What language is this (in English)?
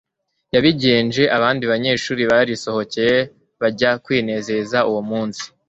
Kinyarwanda